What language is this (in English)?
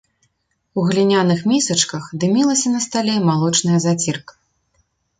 Belarusian